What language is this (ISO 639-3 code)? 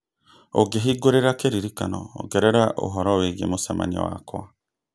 kik